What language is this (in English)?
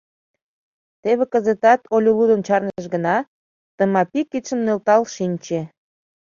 Mari